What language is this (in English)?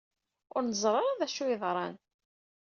Kabyle